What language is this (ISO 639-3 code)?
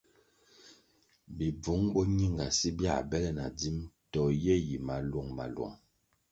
nmg